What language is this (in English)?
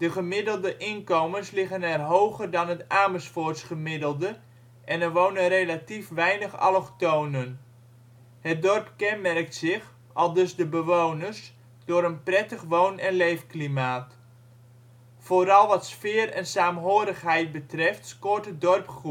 Dutch